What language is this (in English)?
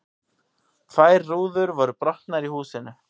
Icelandic